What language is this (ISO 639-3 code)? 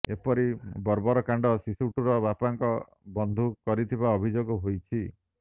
ori